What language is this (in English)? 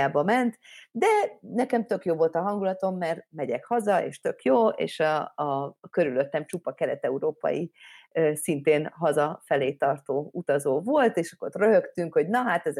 Hungarian